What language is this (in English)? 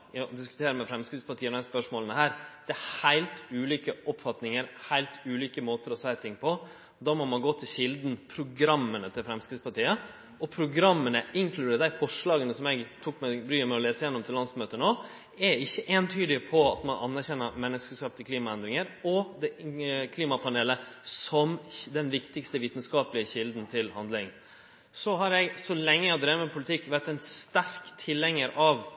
Norwegian Nynorsk